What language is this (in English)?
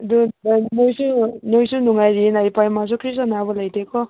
Manipuri